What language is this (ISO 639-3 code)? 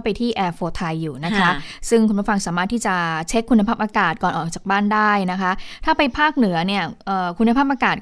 tha